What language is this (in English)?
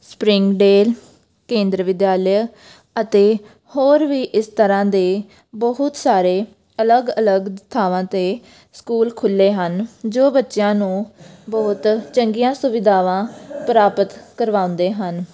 Punjabi